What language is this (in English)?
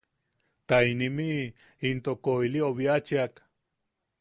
Yaqui